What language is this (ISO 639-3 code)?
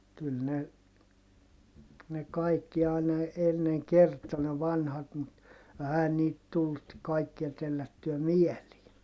fin